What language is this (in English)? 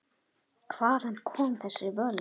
Icelandic